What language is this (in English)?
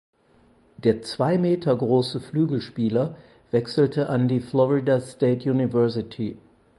German